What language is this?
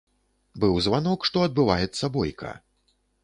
Belarusian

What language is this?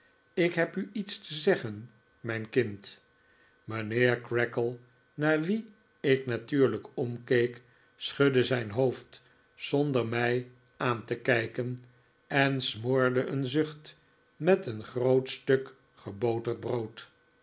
Dutch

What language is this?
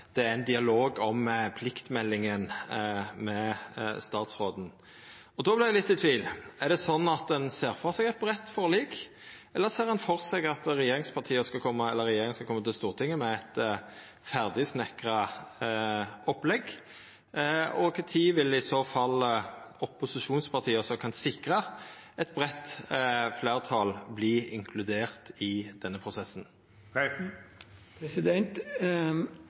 Norwegian Nynorsk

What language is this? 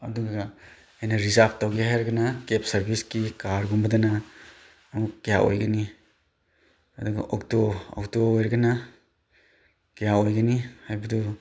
Manipuri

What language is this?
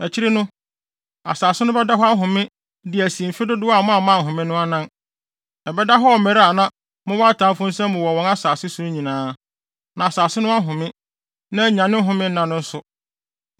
Akan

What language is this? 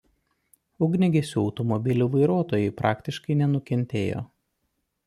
Lithuanian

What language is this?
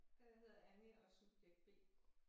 Danish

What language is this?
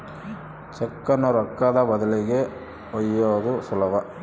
Kannada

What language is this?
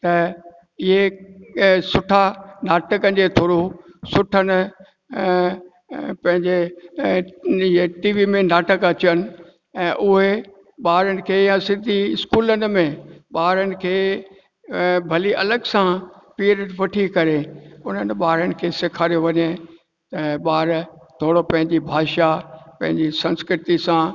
Sindhi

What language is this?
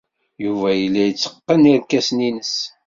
Kabyle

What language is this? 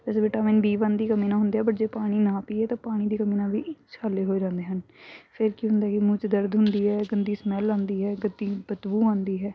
Punjabi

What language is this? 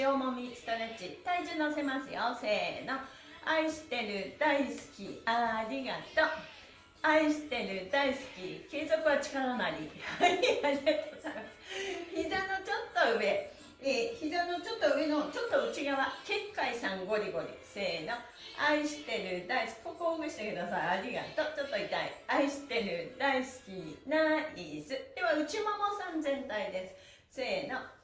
Japanese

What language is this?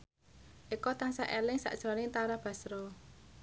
Javanese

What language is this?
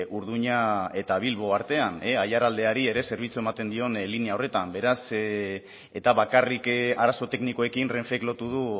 Basque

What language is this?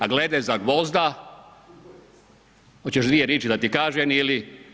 Croatian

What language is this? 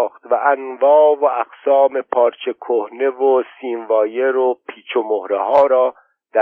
Persian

